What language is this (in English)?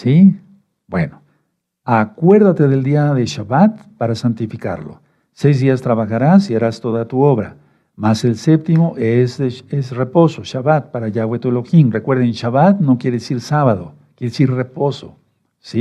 Spanish